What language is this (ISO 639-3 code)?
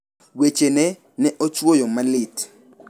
luo